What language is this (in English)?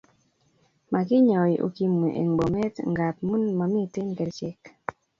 Kalenjin